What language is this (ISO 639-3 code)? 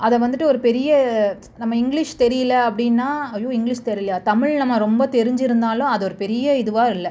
tam